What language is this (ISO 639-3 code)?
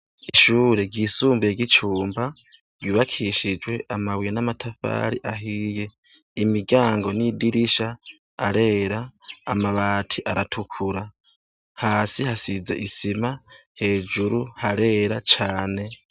run